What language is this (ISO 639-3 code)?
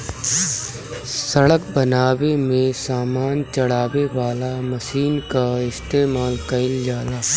bho